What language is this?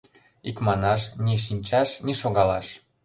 Mari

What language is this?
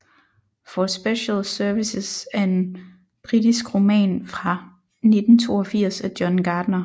Danish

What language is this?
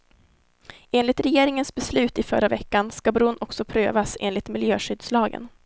Swedish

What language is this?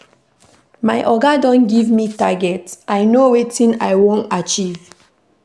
Nigerian Pidgin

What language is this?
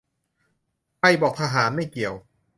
Thai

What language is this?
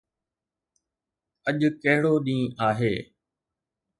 Sindhi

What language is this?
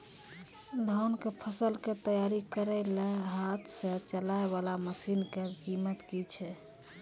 Maithili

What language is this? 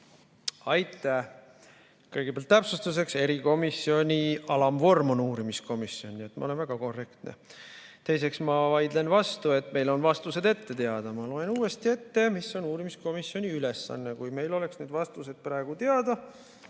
Estonian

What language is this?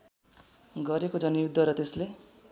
Nepali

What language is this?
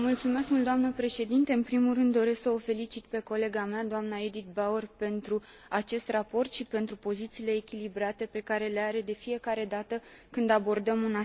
Romanian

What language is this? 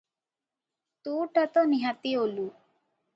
Odia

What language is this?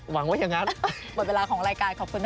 Thai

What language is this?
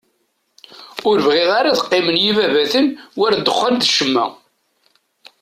Kabyle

